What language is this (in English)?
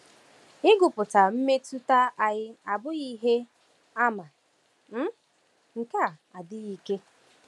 Igbo